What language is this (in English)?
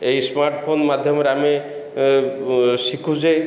Odia